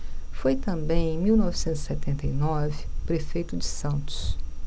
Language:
Portuguese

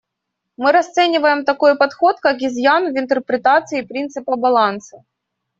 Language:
Russian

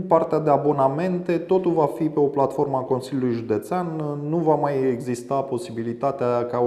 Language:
Romanian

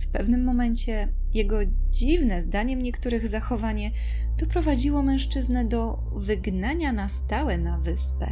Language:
Polish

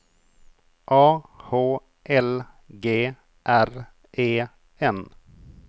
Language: Swedish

